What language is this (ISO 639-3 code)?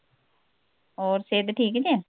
pan